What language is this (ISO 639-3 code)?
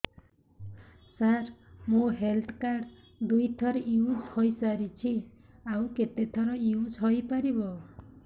ori